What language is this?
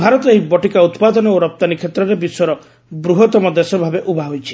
Odia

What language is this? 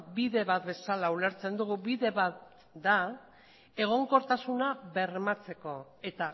Basque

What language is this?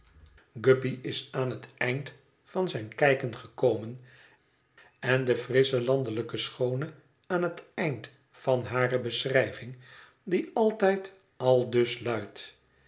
Dutch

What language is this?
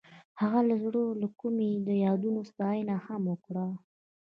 Pashto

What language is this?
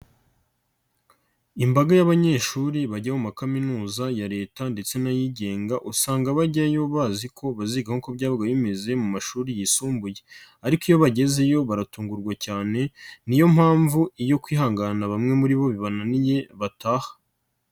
Kinyarwanda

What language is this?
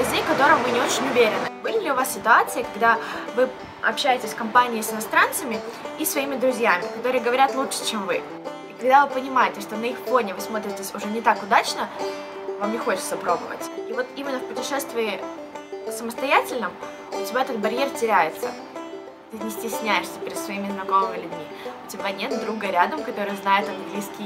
Russian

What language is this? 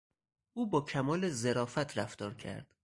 Persian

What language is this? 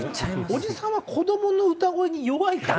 Japanese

